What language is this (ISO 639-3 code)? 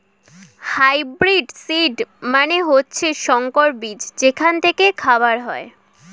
ben